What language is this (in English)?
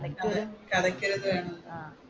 Malayalam